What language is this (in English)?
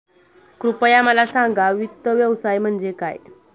Marathi